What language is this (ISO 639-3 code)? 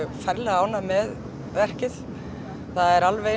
isl